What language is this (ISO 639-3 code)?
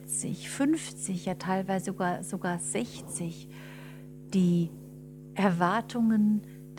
deu